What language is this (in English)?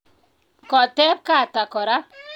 Kalenjin